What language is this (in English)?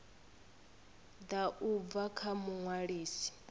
Venda